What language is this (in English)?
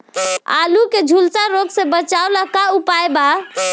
Bhojpuri